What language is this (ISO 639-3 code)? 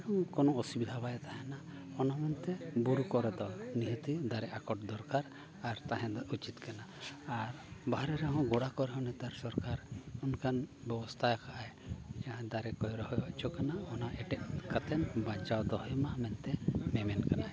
sat